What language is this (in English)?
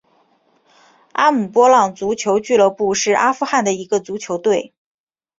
Chinese